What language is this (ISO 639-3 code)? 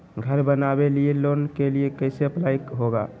mag